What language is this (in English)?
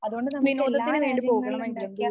Malayalam